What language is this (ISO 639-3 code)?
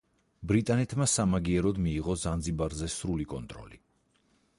kat